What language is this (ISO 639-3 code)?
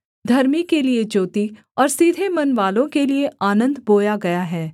hin